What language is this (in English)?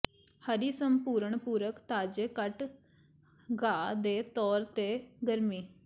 Punjabi